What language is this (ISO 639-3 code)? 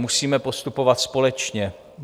ces